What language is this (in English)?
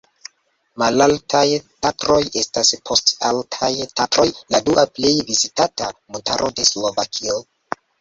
Esperanto